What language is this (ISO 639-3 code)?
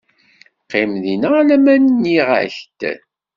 kab